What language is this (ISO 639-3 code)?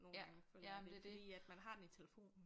dan